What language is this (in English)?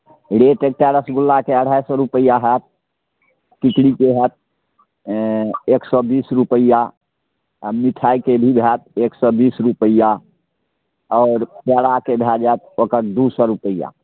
Maithili